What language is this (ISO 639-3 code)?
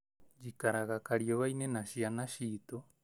kik